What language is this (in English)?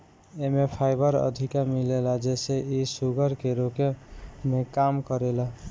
Bhojpuri